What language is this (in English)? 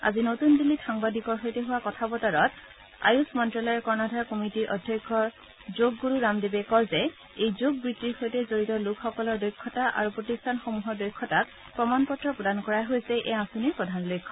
Assamese